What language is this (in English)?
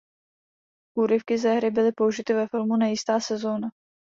Czech